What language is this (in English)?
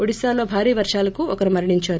Telugu